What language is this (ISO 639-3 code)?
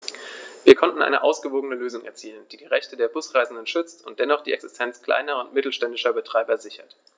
deu